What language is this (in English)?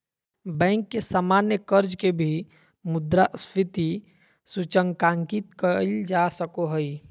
Magahi